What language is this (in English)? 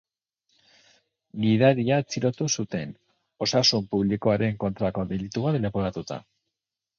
Basque